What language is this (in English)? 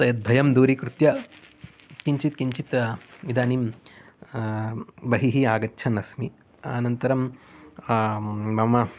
Sanskrit